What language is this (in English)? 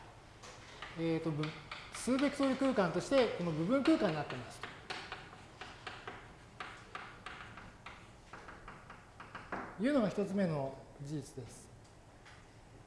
Japanese